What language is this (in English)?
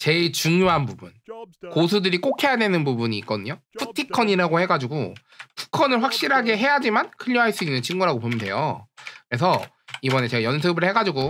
Korean